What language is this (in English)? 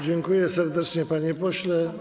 Polish